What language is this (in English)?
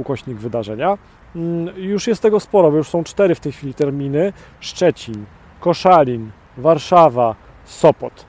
Polish